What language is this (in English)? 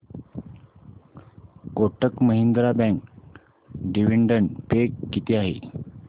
Marathi